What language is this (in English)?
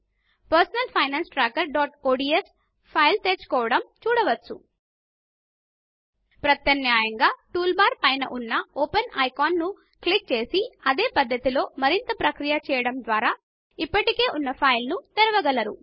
Telugu